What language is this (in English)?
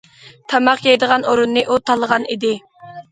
Uyghur